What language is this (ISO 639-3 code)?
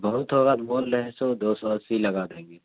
urd